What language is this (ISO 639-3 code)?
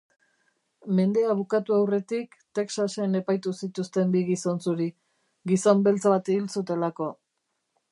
eus